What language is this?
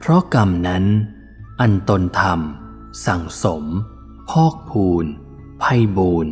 Thai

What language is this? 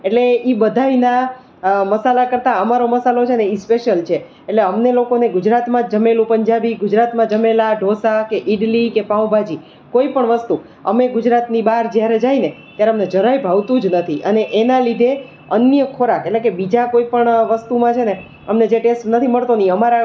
Gujarati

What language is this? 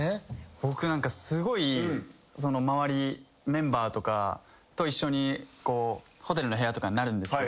Japanese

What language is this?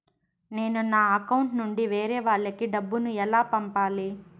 Telugu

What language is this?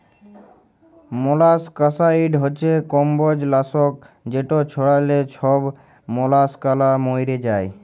Bangla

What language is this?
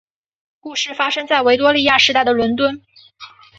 Chinese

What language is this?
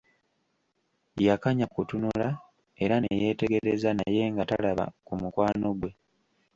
Ganda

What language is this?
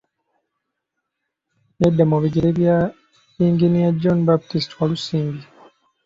Ganda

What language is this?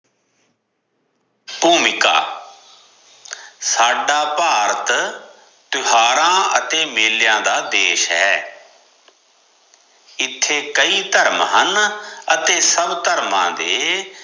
Punjabi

